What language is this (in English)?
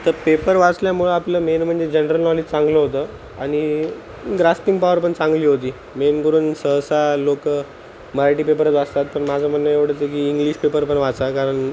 Marathi